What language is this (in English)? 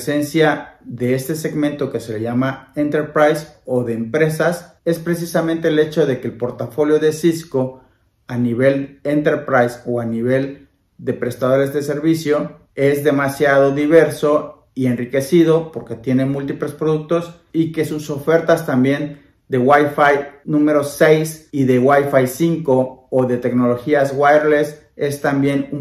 Spanish